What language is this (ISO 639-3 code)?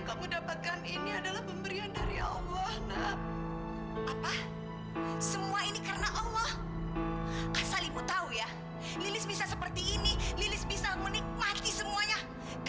ind